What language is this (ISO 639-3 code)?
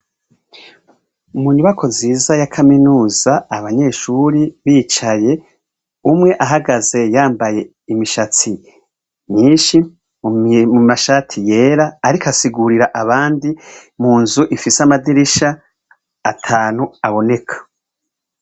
run